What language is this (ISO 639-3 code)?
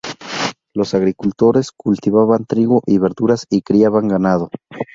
spa